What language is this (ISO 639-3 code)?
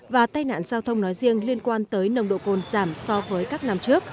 vie